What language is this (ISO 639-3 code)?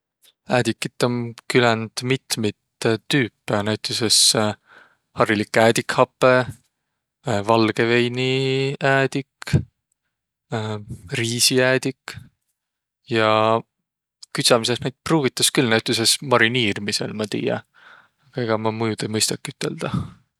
vro